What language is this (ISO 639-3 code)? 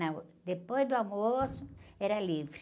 por